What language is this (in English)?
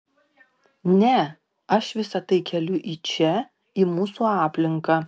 Lithuanian